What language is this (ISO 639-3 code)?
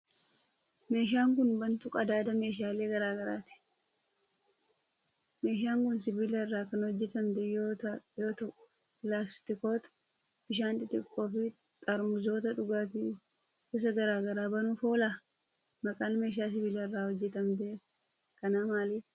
orm